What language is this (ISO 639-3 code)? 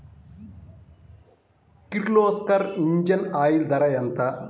tel